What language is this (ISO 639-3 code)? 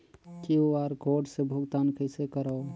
hne